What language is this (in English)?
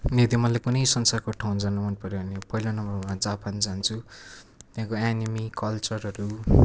Nepali